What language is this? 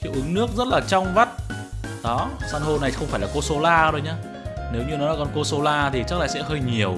Vietnamese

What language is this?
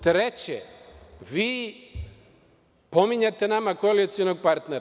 Serbian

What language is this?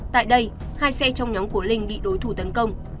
Vietnamese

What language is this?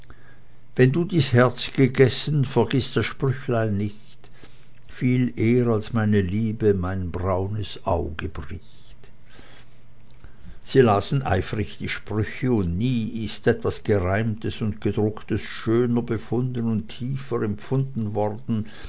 German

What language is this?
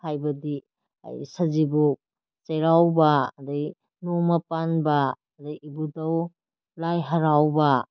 Manipuri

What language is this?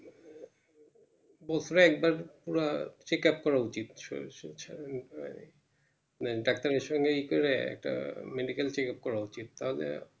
Bangla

